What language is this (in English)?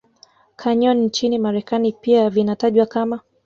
Swahili